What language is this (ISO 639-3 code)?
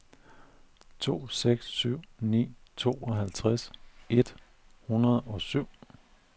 dan